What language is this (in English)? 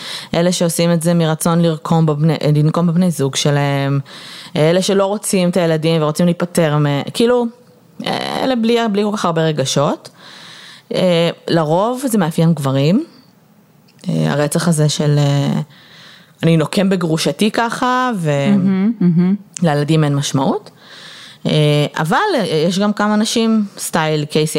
Hebrew